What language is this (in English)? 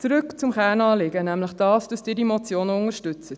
Swiss German